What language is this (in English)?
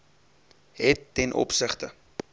Afrikaans